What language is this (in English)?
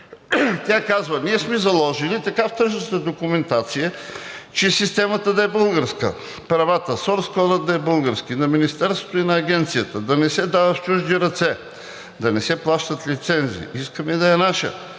Bulgarian